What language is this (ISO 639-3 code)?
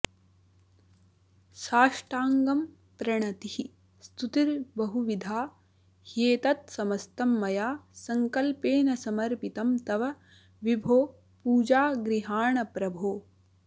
san